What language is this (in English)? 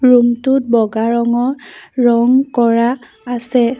Assamese